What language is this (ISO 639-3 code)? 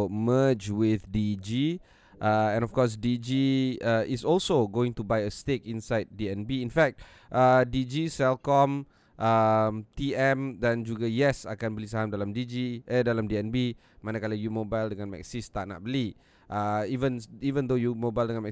msa